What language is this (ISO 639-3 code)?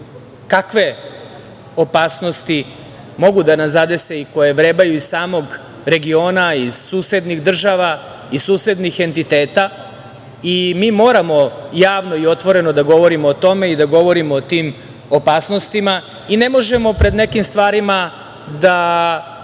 srp